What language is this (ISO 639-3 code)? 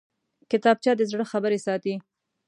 pus